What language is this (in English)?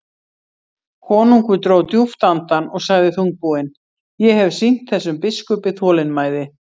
Icelandic